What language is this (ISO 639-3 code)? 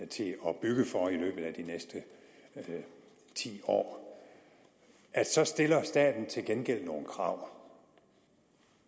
dan